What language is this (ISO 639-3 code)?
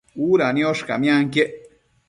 mcf